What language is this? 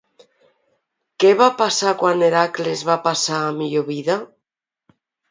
Catalan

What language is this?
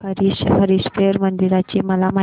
Marathi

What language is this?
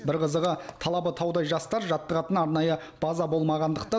Kazakh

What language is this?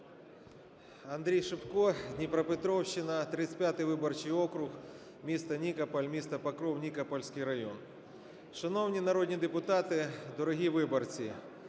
Ukrainian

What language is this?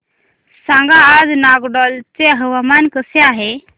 Marathi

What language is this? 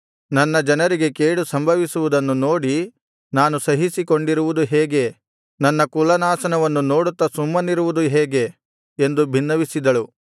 Kannada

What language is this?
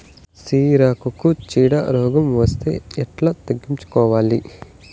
Telugu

